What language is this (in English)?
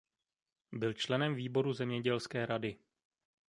Czech